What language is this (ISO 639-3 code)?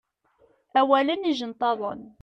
kab